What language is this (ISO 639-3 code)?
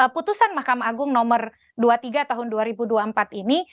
ind